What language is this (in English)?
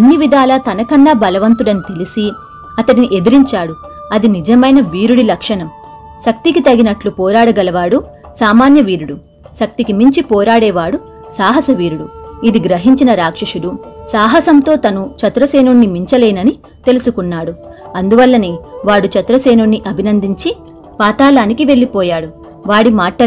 Telugu